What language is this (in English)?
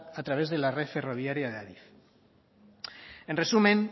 Spanish